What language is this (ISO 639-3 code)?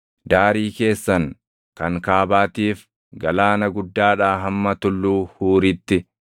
orm